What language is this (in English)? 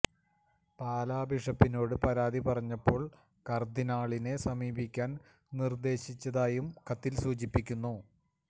Malayalam